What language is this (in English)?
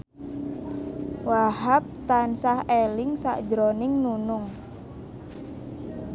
Javanese